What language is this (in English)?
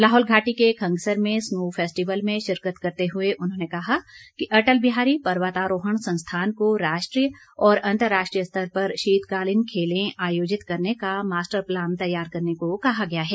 Hindi